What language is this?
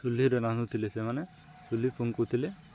Odia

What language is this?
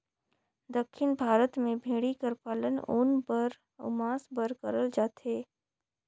Chhattisgarhi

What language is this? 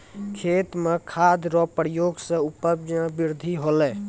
Maithili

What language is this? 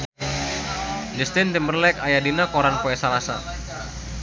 Sundanese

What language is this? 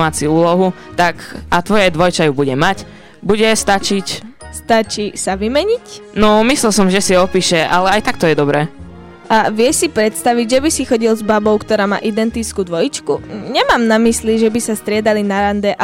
Slovak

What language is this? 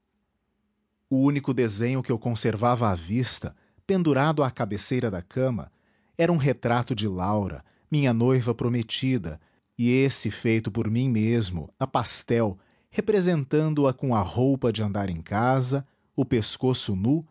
Portuguese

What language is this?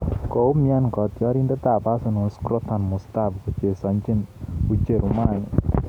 Kalenjin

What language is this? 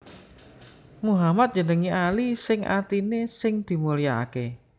Javanese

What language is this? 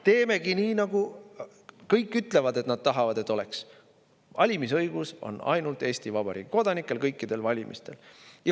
Estonian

